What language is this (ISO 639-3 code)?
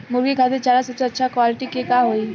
bho